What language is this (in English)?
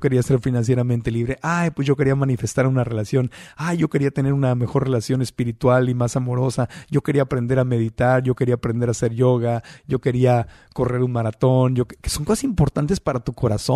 Spanish